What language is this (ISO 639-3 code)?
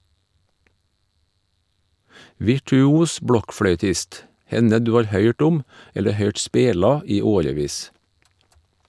nor